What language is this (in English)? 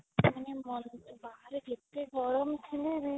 Odia